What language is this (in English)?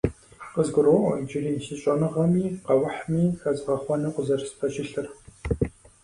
Kabardian